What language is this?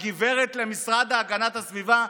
Hebrew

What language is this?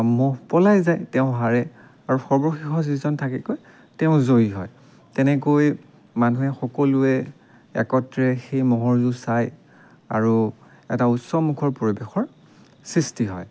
Assamese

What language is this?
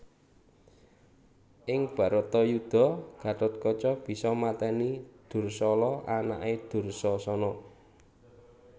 Javanese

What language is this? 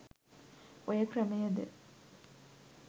Sinhala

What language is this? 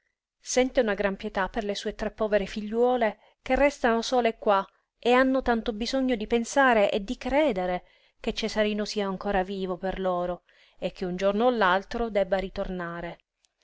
Italian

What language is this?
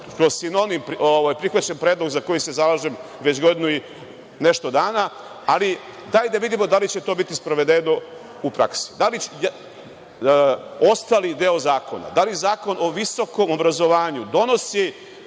Serbian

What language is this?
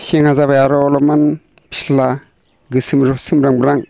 Bodo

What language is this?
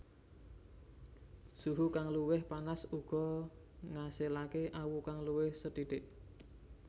Javanese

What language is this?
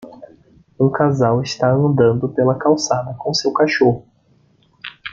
Portuguese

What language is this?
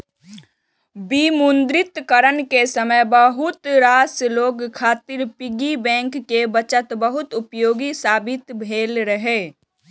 Maithili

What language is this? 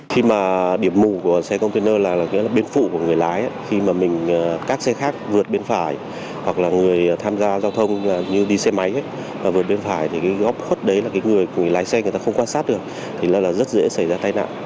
Vietnamese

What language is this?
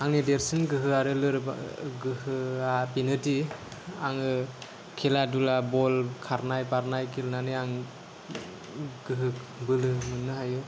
Bodo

